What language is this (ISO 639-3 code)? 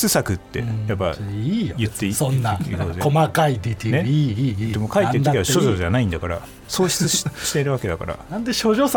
jpn